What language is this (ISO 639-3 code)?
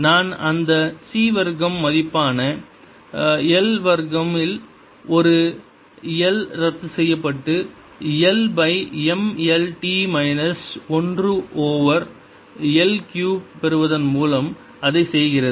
tam